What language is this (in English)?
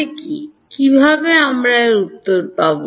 Bangla